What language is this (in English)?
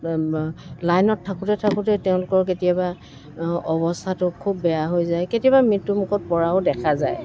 Assamese